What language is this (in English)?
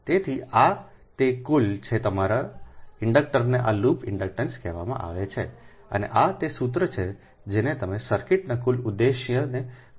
Gujarati